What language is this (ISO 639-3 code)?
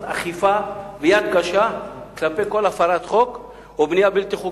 heb